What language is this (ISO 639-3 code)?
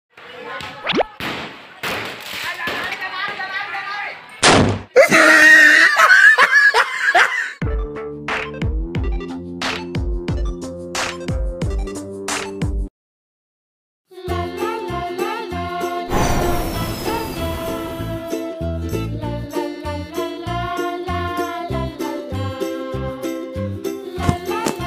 eng